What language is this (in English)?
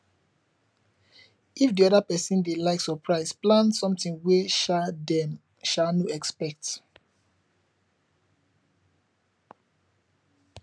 Nigerian Pidgin